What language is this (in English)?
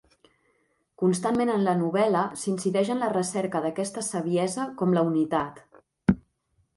Catalan